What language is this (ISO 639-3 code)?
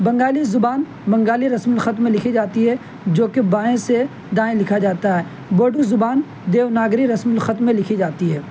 urd